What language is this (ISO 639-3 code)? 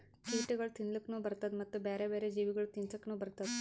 kan